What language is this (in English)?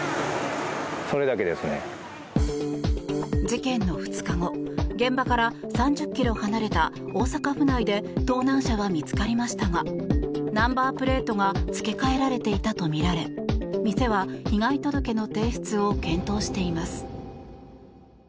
Japanese